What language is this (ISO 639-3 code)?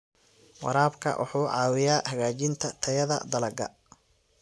som